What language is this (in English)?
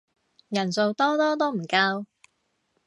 Cantonese